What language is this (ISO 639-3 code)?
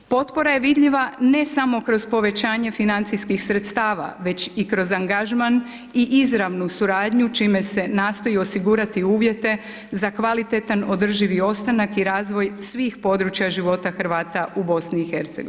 hrv